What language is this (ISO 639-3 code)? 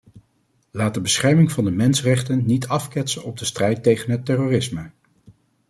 nld